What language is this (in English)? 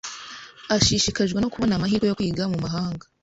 Kinyarwanda